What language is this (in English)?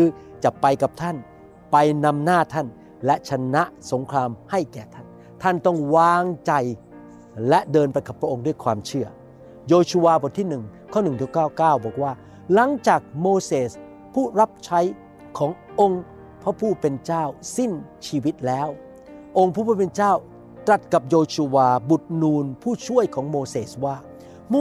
Thai